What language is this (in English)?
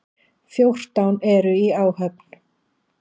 Icelandic